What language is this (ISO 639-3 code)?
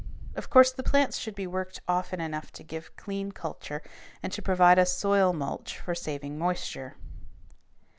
eng